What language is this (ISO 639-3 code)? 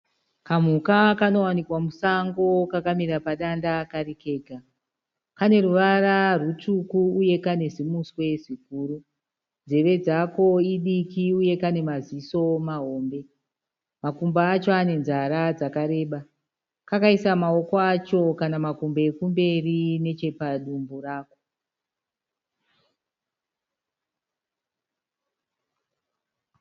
sna